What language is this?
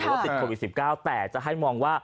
Thai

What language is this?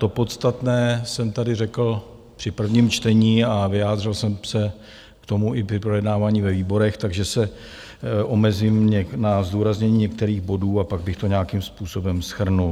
Czech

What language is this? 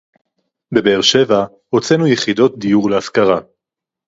Hebrew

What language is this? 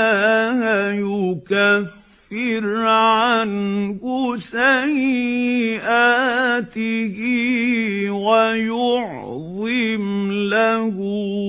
Arabic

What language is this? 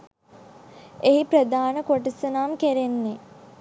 Sinhala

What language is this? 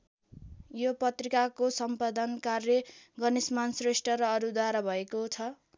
Nepali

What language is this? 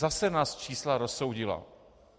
Czech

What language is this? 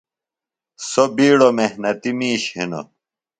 Phalura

